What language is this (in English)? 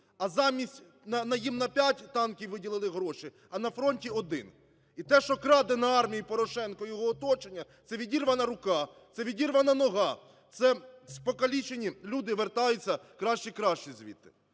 Ukrainian